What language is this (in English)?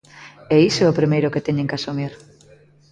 Galician